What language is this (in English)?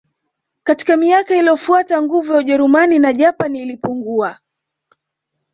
Swahili